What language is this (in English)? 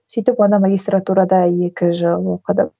Kazakh